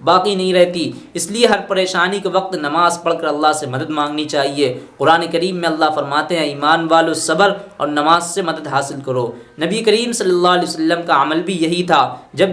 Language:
Hindi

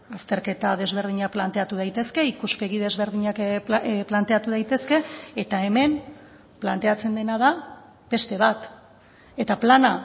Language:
Basque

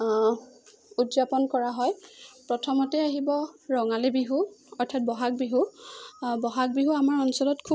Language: Assamese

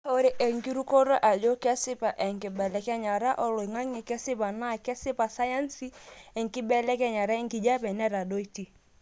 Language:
Masai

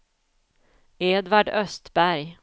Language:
Swedish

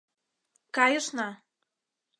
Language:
Mari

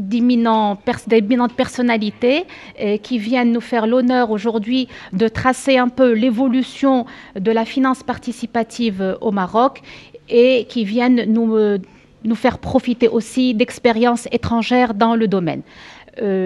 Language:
French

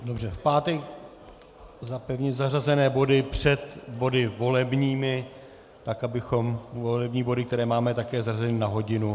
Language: Czech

